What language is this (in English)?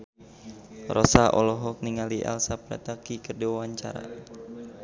Sundanese